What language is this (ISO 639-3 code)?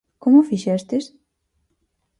glg